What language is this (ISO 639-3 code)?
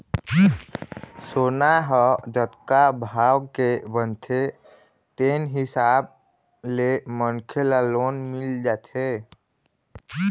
hne